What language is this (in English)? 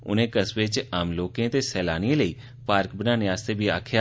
Dogri